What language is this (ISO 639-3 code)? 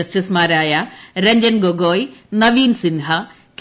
mal